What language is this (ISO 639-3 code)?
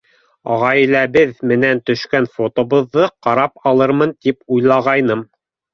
bak